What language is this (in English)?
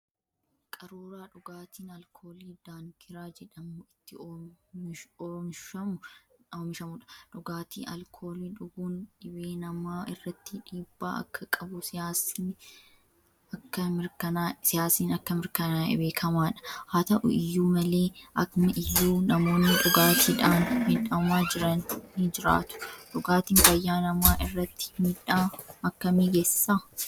Oromo